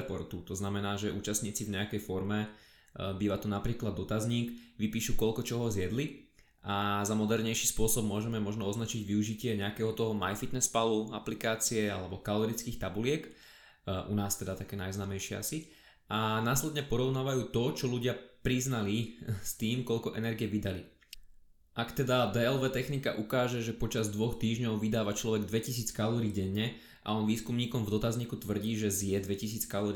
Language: Slovak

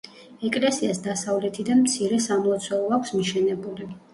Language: Georgian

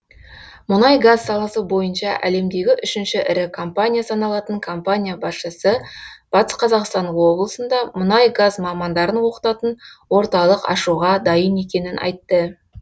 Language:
Kazakh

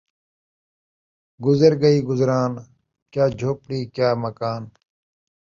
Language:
Saraiki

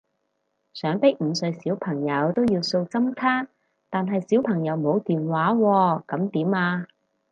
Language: Cantonese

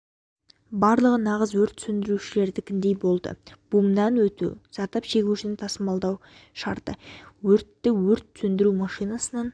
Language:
Kazakh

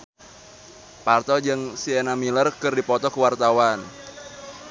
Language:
Sundanese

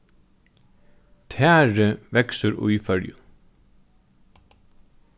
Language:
Faroese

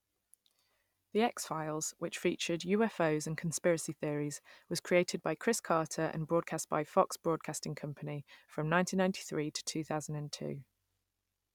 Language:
English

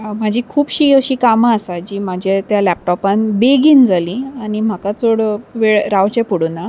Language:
Konkani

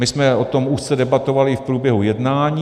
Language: Czech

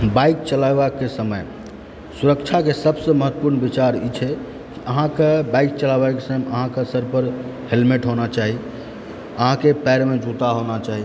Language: Maithili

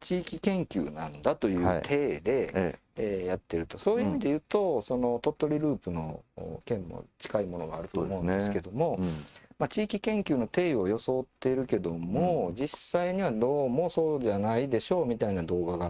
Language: Japanese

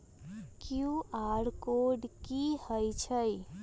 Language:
Magahi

